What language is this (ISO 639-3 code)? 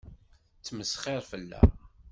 kab